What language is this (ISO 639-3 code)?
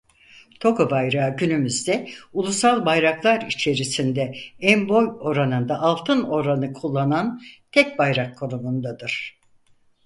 tur